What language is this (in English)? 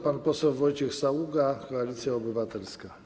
Polish